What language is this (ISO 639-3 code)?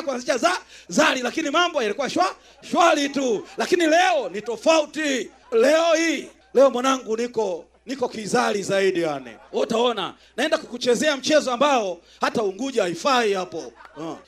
swa